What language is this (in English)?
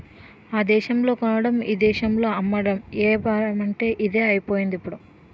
Telugu